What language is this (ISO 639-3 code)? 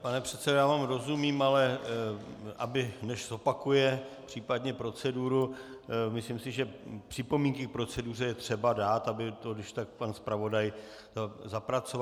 ces